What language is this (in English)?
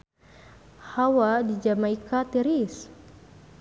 Sundanese